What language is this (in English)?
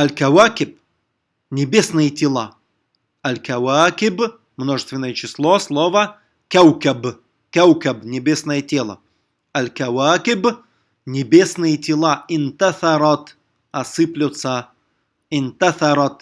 Russian